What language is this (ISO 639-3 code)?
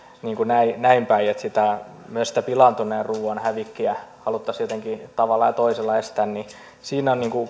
fin